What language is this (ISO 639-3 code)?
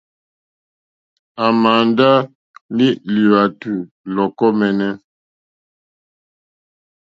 bri